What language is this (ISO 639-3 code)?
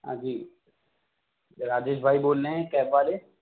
urd